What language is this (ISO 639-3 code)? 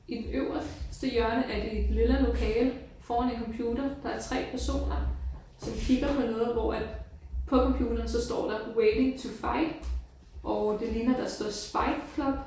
dan